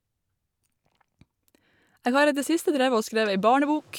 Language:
Norwegian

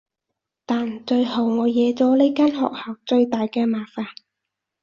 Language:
Cantonese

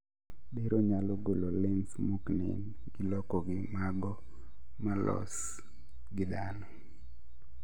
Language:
Luo (Kenya and Tanzania)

